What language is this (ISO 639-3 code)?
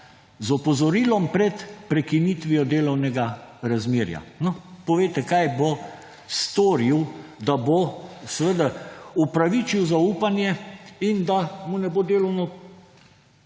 slv